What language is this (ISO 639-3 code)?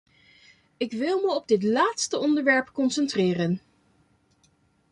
nld